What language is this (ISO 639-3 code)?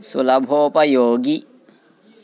san